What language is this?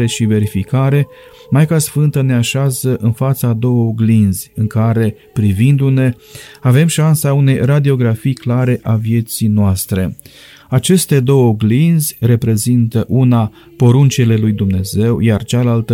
Romanian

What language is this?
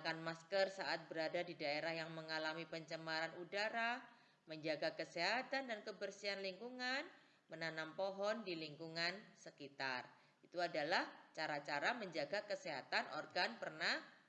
Indonesian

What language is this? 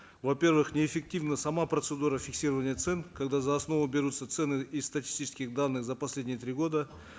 Kazakh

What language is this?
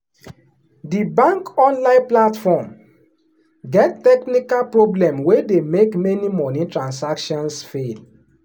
Nigerian Pidgin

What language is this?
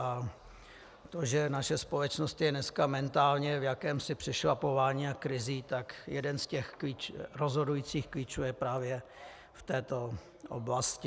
Czech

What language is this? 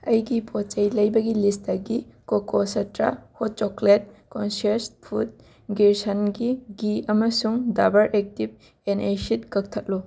Manipuri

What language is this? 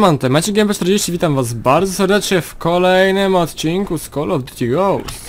Polish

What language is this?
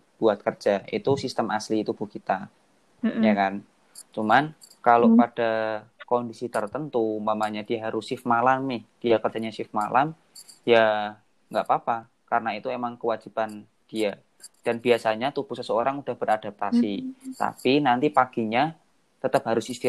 Indonesian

